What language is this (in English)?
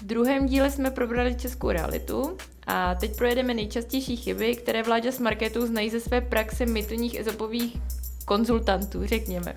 Czech